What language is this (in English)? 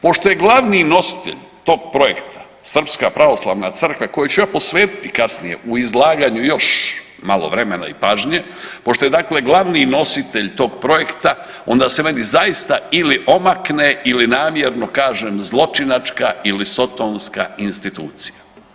Croatian